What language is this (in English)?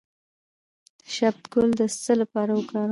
Pashto